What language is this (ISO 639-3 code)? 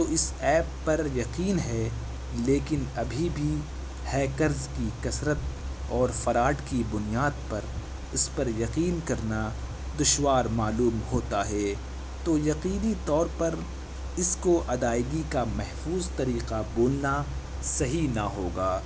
urd